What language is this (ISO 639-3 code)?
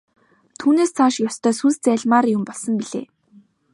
mon